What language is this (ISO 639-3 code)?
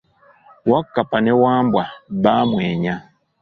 lug